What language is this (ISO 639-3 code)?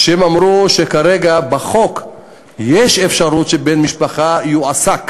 heb